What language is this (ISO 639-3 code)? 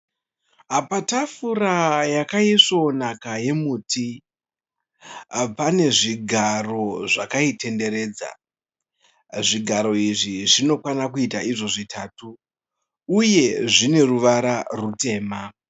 sna